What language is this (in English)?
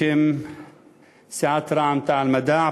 Hebrew